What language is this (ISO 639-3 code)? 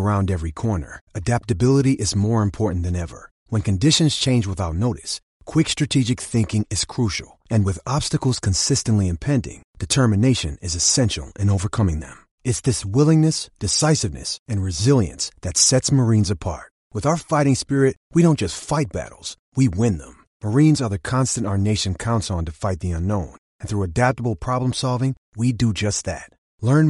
eng